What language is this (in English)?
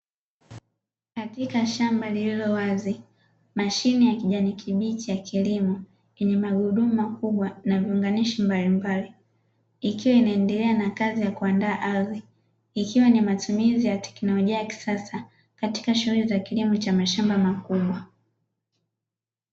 Swahili